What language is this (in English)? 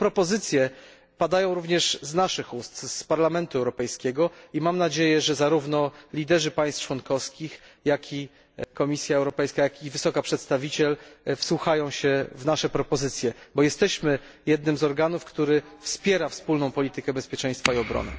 Polish